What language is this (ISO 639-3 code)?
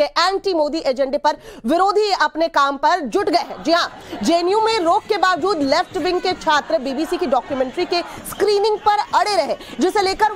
hin